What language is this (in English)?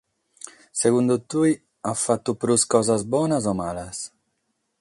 Sardinian